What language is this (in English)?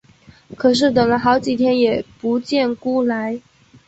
Chinese